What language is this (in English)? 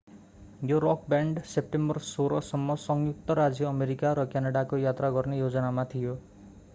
Nepali